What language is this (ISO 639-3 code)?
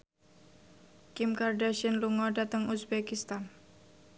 jav